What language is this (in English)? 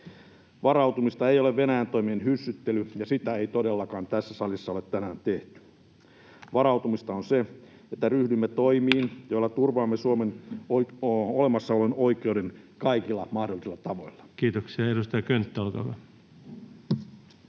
Finnish